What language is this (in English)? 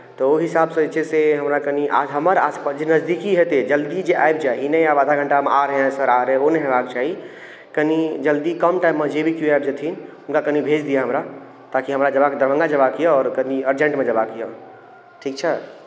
Maithili